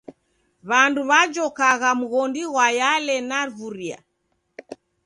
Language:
Taita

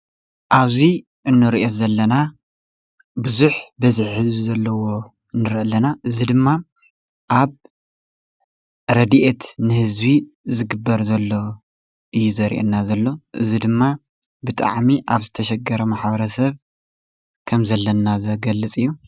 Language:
Tigrinya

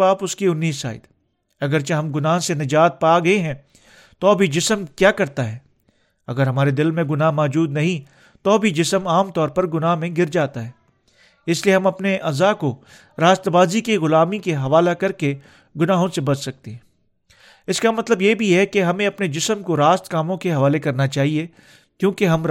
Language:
Urdu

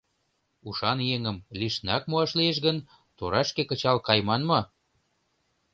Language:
Mari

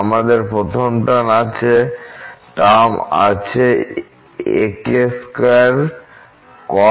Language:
Bangla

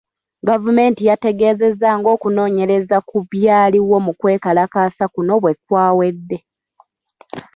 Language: Ganda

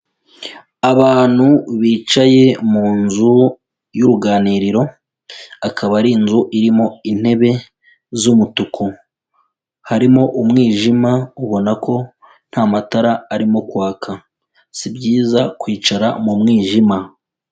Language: Kinyarwanda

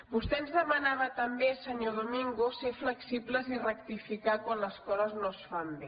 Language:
Catalan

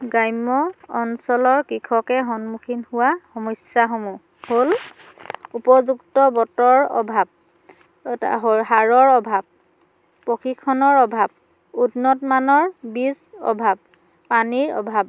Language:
Assamese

